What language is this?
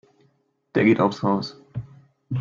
German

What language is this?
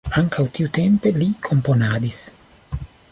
Esperanto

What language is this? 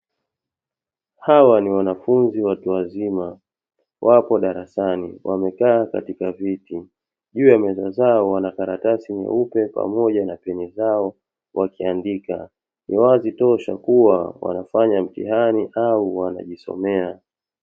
Swahili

